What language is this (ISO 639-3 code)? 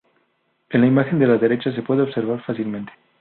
spa